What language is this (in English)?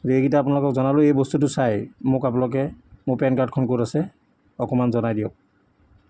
Assamese